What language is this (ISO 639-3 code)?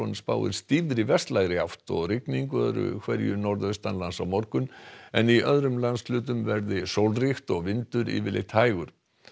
isl